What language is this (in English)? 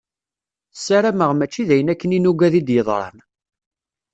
Kabyle